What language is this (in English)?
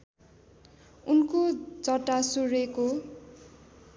Nepali